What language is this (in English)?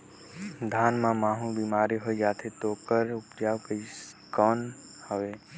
Chhattisgarhi